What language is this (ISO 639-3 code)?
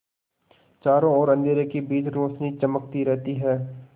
hin